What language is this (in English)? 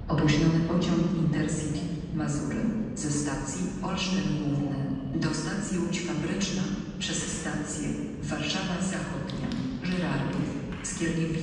Polish